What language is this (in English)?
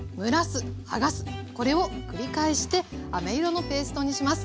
Japanese